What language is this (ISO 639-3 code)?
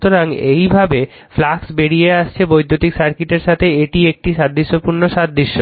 ben